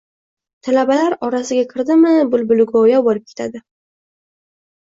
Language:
Uzbek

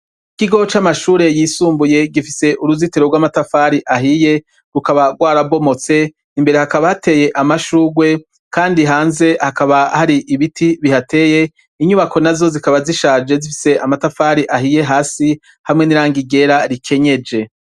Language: Rundi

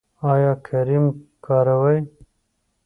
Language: Pashto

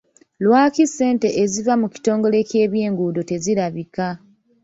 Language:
Ganda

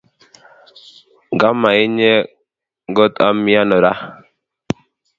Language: Kalenjin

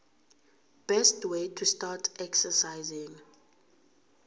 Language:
South Ndebele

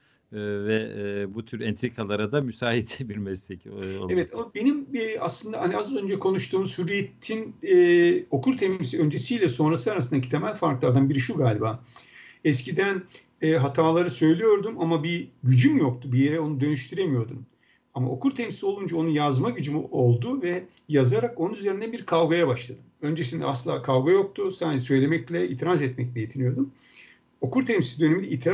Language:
Turkish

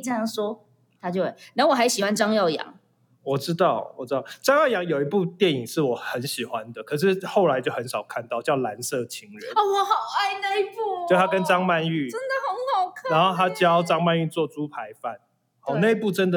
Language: Chinese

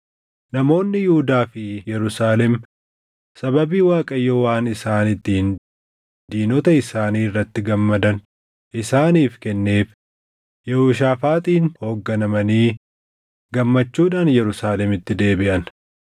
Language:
Oromo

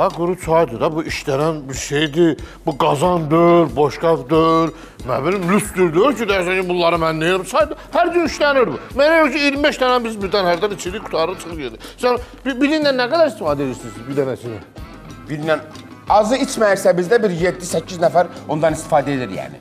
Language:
Turkish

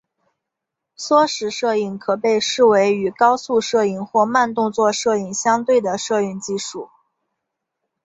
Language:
Chinese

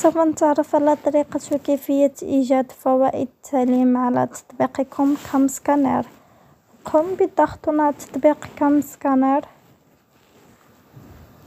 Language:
Arabic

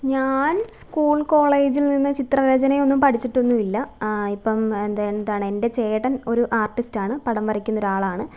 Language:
Malayalam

